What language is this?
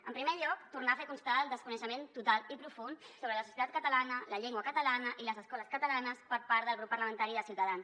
Catalan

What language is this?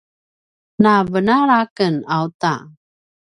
Paiwan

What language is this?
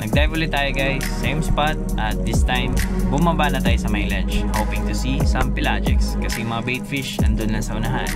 Filipino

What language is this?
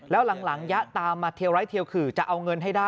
Thai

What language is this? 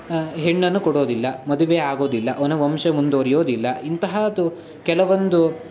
Kannada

